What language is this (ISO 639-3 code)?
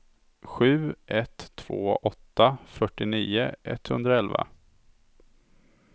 swe